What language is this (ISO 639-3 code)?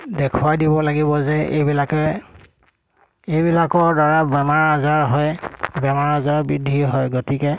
asm